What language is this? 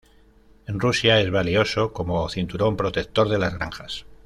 Spanish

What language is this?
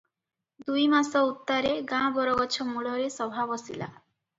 Odia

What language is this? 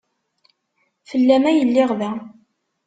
Kabyle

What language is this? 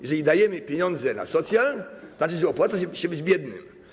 Polish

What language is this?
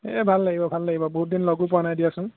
Assamese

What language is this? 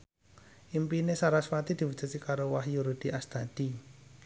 Javanese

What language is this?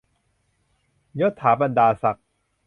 Thai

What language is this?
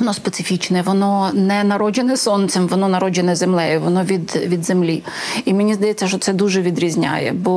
Ukrainian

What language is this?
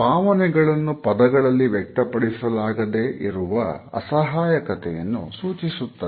Kannada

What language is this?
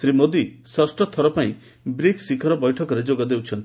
Odia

